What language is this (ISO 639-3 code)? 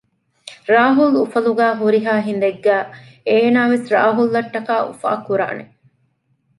div